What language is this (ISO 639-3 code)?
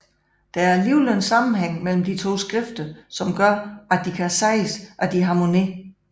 dan